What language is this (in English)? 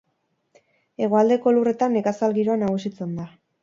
Basque